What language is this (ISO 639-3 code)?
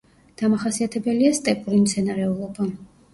kat